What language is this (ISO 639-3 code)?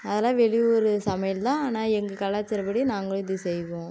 tam